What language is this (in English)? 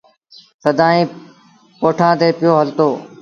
Sindhi Bhil